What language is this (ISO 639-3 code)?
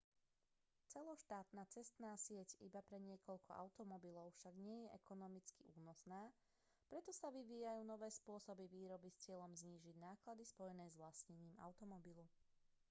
slk